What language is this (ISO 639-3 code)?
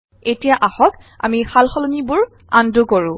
asm